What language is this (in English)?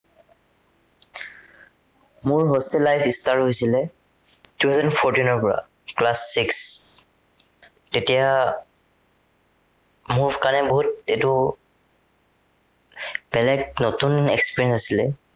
Assamese